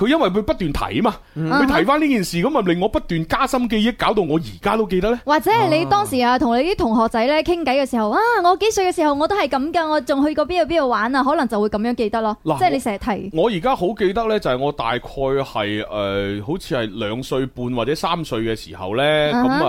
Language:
Chinese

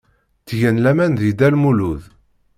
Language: Kabyle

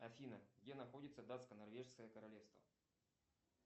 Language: Russian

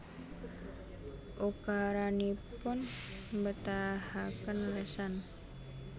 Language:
Javanese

